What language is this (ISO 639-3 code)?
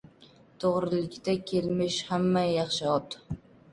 uzb